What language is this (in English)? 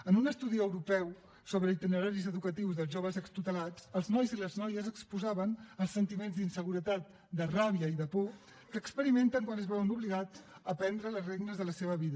Catalan